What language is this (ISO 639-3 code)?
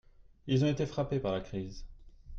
fra